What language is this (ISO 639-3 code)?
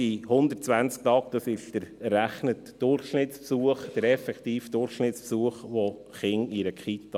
gsw